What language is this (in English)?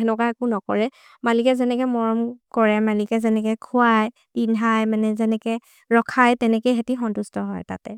Maria (India)